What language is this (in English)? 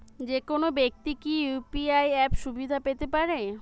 Bangla